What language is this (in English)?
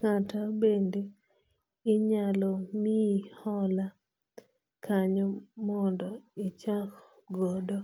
Luo (Kenya and Tanzania)